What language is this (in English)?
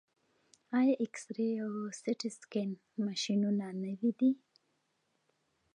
Pashto